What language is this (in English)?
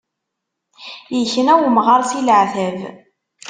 Kabyle